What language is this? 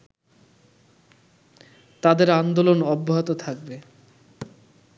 Bangla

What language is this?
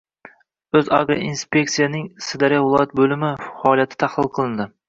Uzbek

